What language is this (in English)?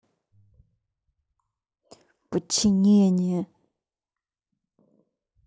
Russian